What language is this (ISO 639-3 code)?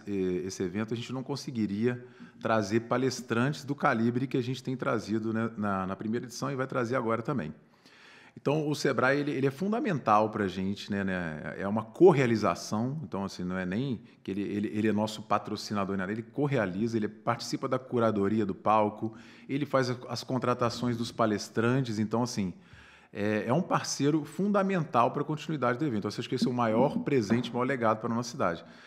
por